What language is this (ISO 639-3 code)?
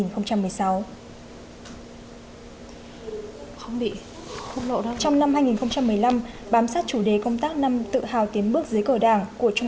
vie